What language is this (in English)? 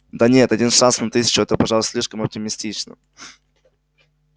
Russian